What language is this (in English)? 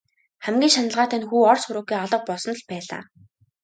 Mongolian